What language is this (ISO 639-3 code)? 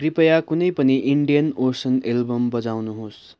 nep